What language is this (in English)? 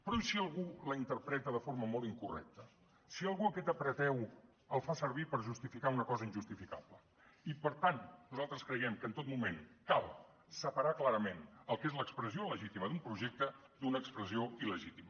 Catalan